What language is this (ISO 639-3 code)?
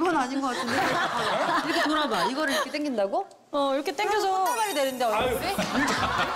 kor